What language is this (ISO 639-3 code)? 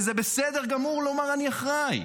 heb